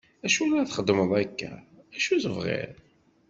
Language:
Kabyle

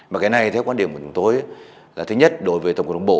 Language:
Vietnamese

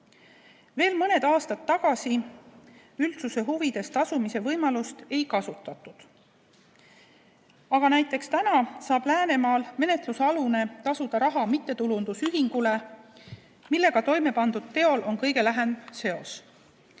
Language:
Estonian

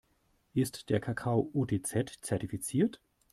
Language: German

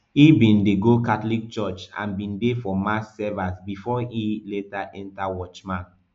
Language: Nigerian Pidgin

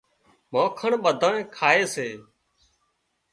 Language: Wadiyara Koli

